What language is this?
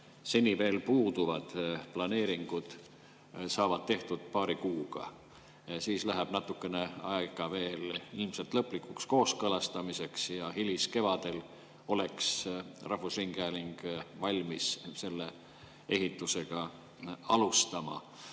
Estonian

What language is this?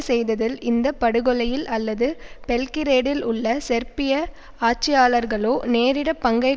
Tamil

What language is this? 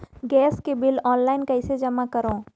Chhattisgarhi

